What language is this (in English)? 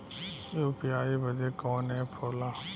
Bhojpuri